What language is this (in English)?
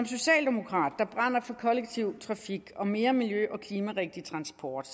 Danish